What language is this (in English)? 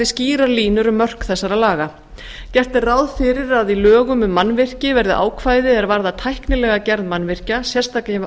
Icelandic